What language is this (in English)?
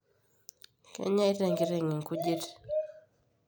Masai